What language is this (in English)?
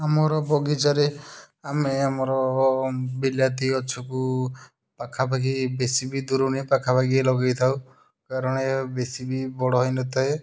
Odia